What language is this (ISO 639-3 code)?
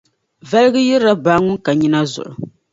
dag